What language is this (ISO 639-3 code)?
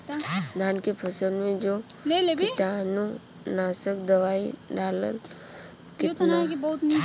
bho